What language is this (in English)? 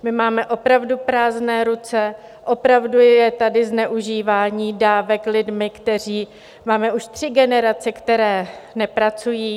Czech